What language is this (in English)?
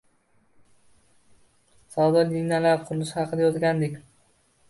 Uzbek